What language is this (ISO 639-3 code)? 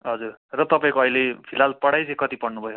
nep